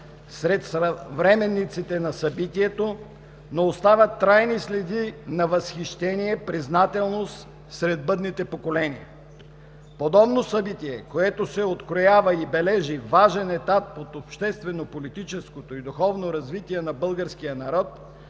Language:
Bulgarian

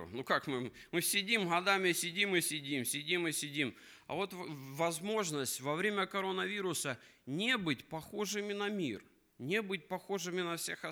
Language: Russian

